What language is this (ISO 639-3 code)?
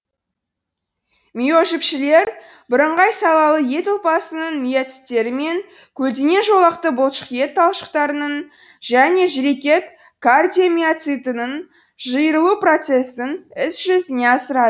kaz